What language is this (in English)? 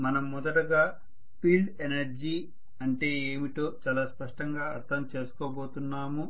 Telugu